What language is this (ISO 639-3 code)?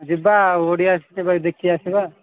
ori